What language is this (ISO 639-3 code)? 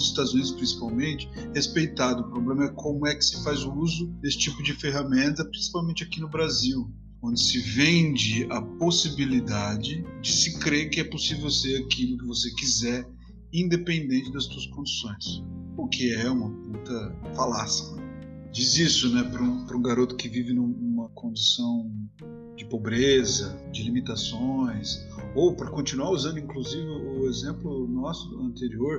por